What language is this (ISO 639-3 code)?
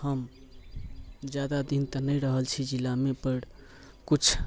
mai